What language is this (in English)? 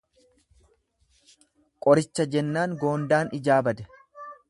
Oromo